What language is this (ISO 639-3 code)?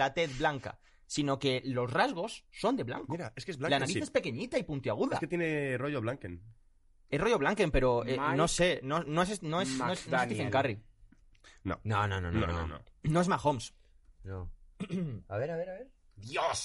spa